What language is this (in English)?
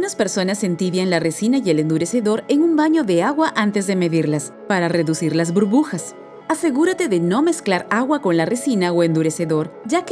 Spanish